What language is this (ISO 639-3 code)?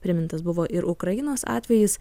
lit